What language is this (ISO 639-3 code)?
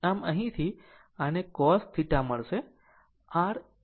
guj